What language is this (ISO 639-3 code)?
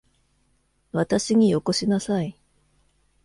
jpn